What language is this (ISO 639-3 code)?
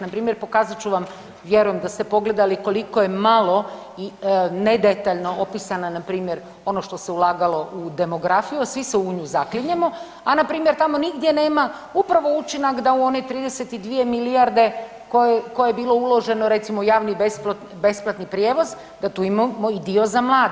hrv